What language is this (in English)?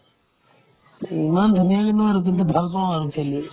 Assamese